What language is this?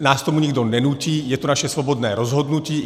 Czech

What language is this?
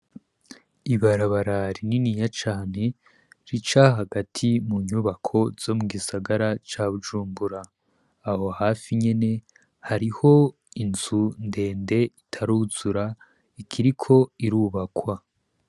Rundi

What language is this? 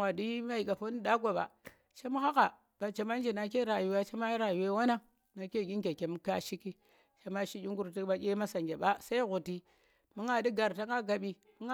Tera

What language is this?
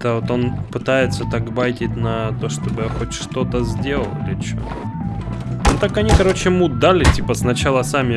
Russian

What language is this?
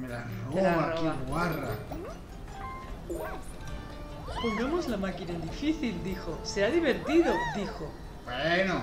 Spanish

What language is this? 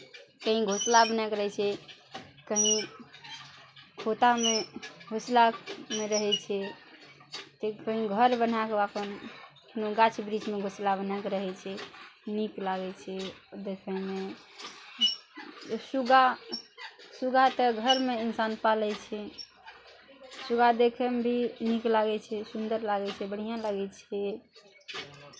Maithili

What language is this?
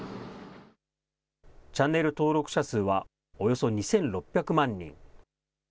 Japanese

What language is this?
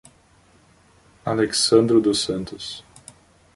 Portuguese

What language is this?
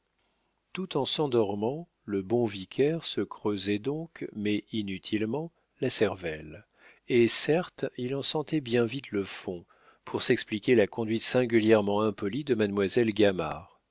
French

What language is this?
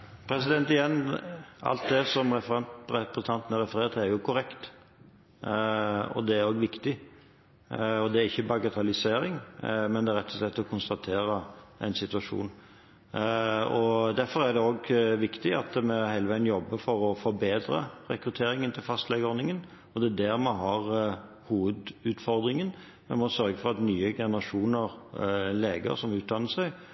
Norwegian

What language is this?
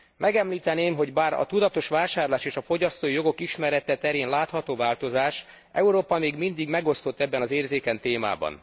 Hungarian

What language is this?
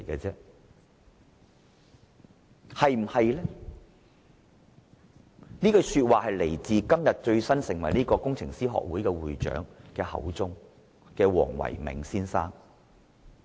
Cantonese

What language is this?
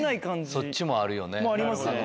Japanese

